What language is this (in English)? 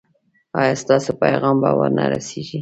Pashto